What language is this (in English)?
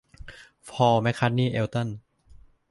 Thai